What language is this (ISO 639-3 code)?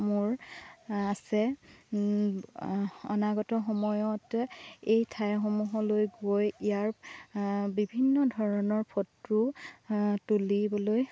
asm